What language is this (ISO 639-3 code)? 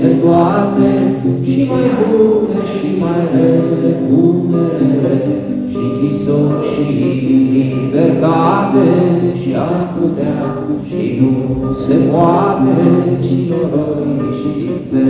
ron